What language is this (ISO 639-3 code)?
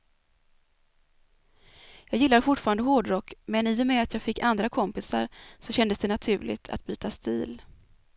swe